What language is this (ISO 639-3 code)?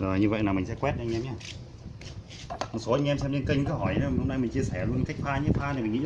vie